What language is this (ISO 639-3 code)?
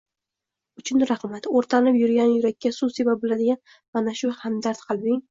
uzb